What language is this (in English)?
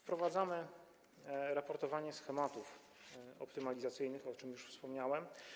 Polish